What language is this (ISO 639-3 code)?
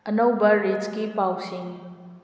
mni